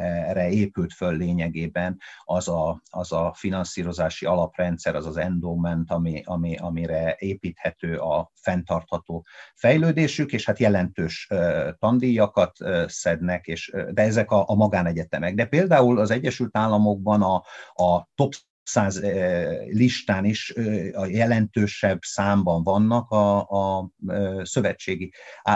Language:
Hungarian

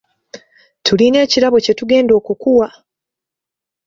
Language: Ganda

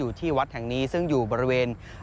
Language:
Thai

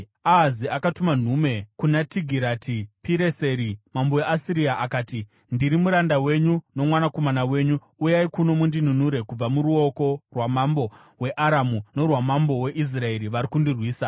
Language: Shona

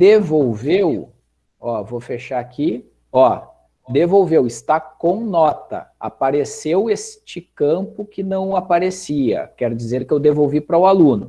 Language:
Portuguese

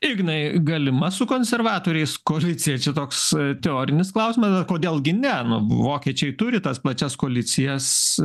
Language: Lithuanian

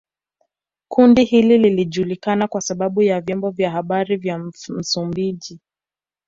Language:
Swahili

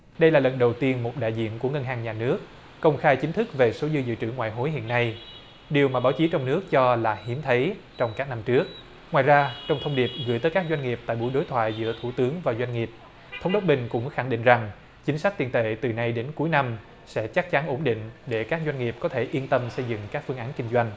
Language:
Vietnamese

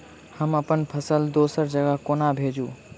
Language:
Maithili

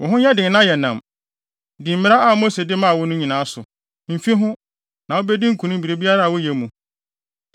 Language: Akan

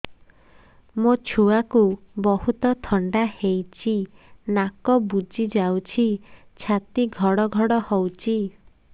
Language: Odia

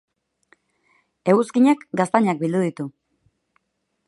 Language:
Basque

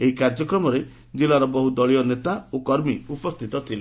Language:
Odia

